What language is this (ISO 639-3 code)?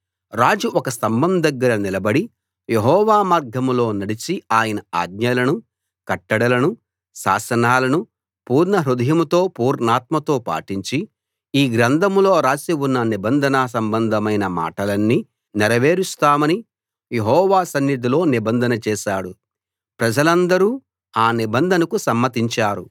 tel